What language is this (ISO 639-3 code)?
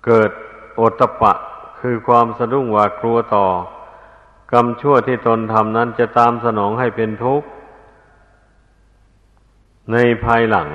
tha